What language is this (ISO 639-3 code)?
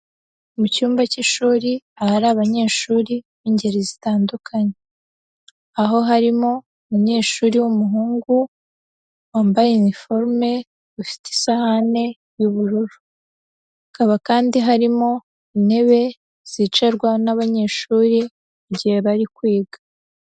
kin